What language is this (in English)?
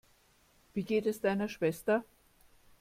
German